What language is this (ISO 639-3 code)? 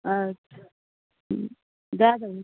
mai